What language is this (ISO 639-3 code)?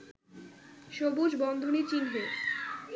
ben